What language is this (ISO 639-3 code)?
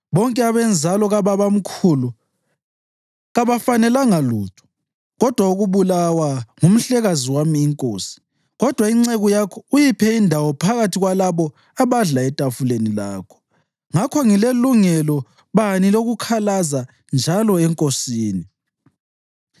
nde